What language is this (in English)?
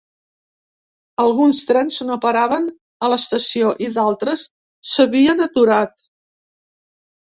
Catalan